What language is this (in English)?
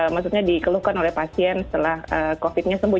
Indonesian